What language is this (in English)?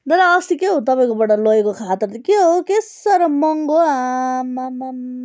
Nepali